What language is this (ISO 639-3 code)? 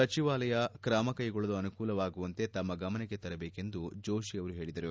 kan